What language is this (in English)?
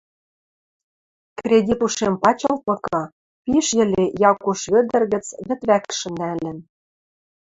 Western Mari